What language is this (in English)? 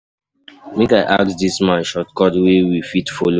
Nigerian Pidgin